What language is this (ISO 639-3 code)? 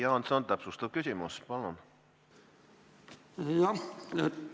est